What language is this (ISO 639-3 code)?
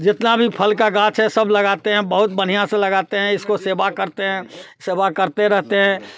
hin